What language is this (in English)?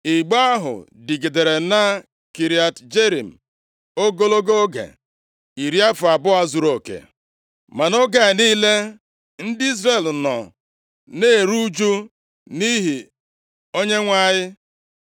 Igbo